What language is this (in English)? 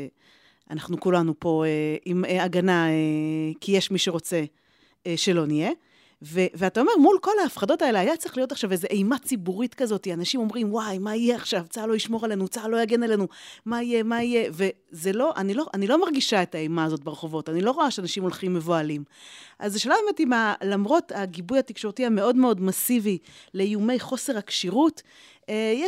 Hebrew